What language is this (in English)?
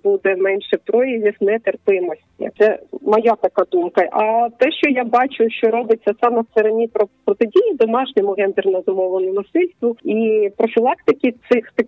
Ukrainian